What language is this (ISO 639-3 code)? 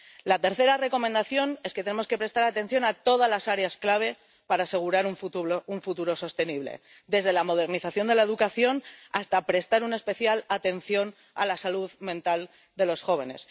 spa